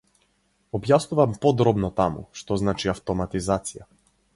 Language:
Macedonian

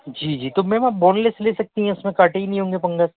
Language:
Urdu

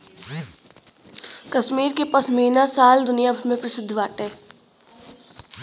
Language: Bhojpuri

